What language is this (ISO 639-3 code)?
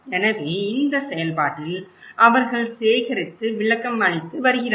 tam